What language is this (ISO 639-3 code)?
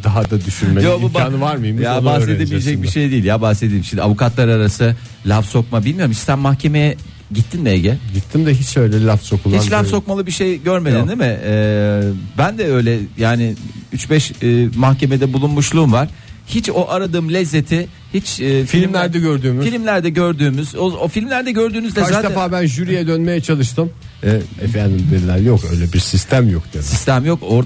tur